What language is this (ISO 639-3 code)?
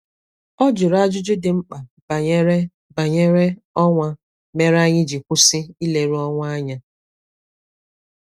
ibo